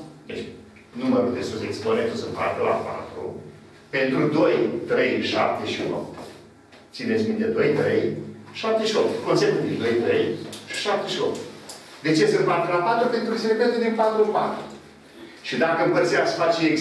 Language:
Romanian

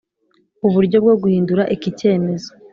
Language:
Kinyarwanda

